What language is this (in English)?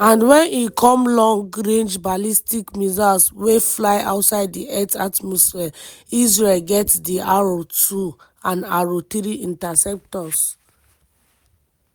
Nigerian Pidgin